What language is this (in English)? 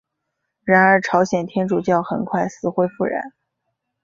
Chinese